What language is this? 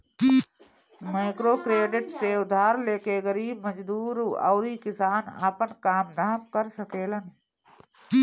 Bhojpuri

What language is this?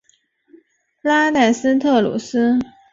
Chinese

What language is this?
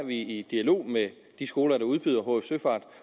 Danish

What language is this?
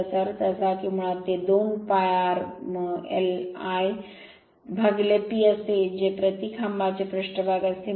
Marathi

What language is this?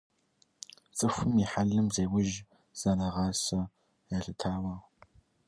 Kabardian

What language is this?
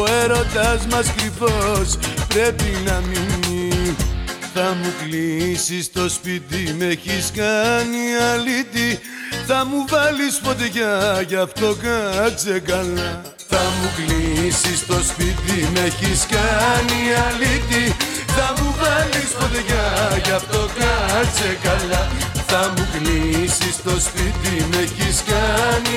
Greek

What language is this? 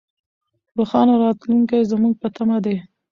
Pashto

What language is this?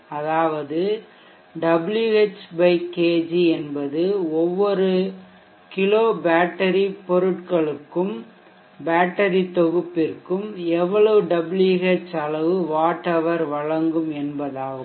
Tamil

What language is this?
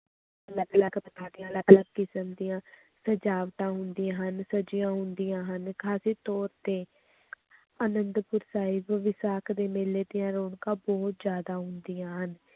Punjabi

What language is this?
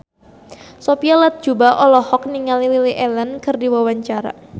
Sundanese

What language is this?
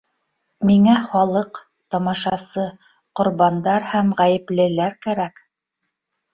Bashkir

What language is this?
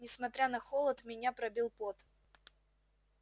Russian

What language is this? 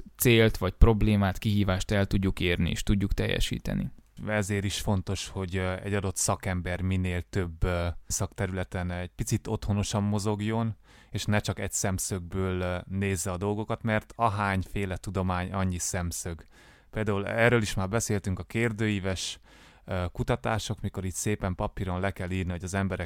Hungarian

